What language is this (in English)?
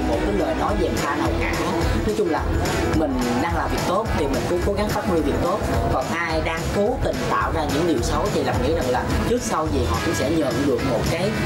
Vietnamese